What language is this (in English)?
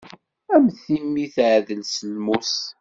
Kabyle